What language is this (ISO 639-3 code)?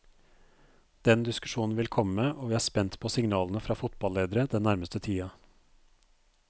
nor